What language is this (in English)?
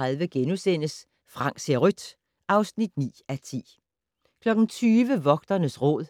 Danish